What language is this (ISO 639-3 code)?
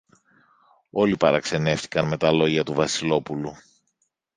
ell